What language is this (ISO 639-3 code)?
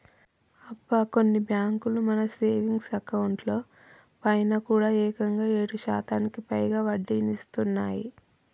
tel